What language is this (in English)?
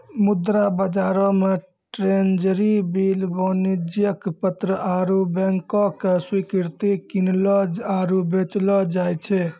Maithili